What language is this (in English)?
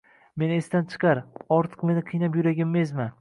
Uzbek